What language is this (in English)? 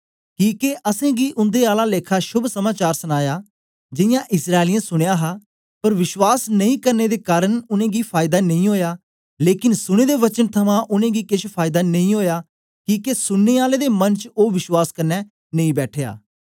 Dogri